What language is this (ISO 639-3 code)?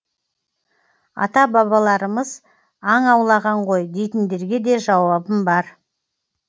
kaz